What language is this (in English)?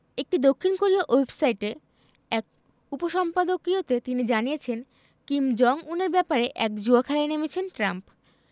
Bangla